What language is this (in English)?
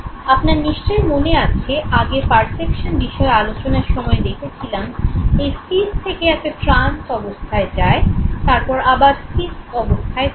Bangla